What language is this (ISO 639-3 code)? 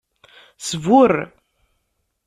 kab